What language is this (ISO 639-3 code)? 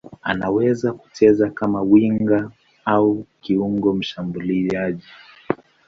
swa